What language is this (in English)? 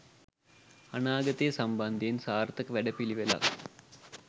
Sinhala